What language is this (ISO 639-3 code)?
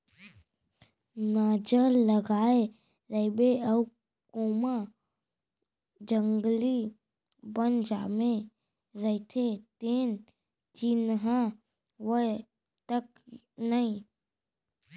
hne